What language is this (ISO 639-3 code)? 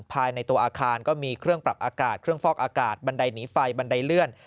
tha